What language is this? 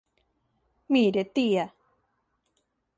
Galician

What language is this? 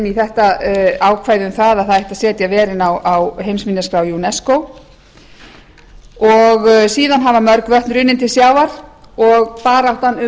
Icelandic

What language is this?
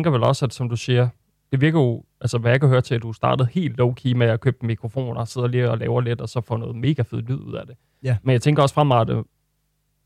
Danish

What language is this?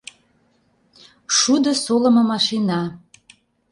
Mari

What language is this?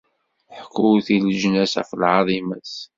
Kabyle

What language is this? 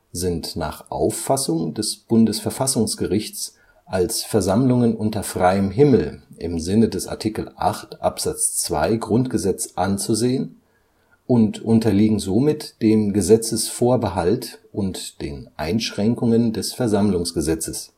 German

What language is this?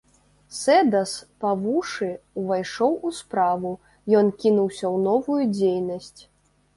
Belarusian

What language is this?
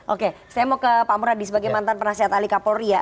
Indonesian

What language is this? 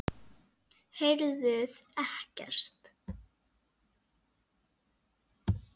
Icelandic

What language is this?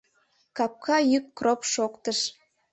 Mari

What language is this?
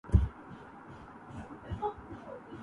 Urdu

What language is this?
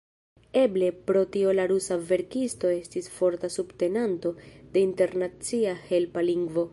Esperanto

